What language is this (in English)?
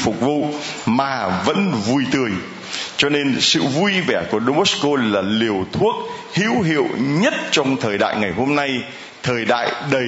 Vietnamese